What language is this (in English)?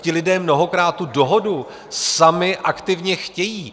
Czech